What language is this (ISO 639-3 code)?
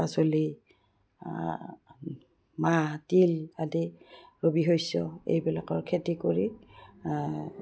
asm